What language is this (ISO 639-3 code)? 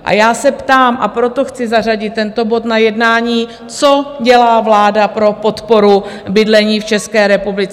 ces